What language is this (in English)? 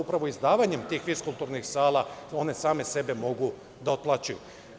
Serbian